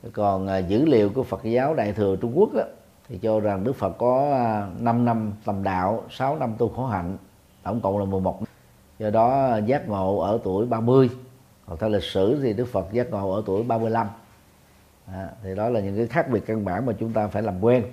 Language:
Vietnamese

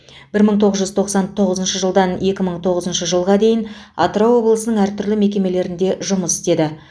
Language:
Kazakh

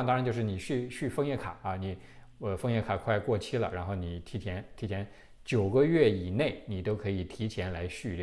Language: Chinese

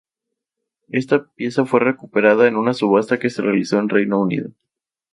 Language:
Spanish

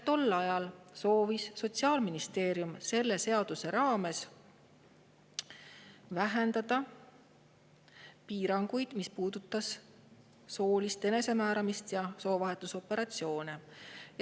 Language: Estonian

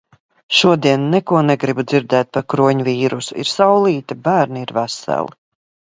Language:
Latvian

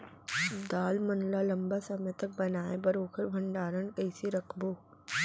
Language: Chhattisgarhi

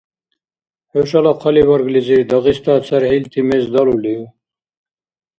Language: Dargwa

